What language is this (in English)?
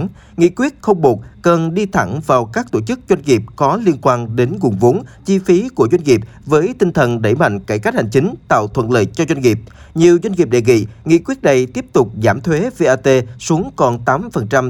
Vietnamese